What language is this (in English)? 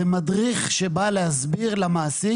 Hebrew